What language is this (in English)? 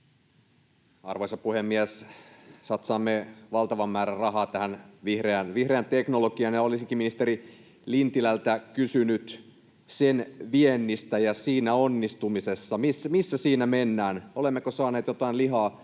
Finnish